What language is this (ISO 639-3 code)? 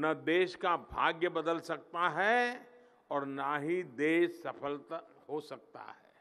hin